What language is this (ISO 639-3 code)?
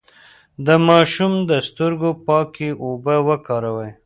pus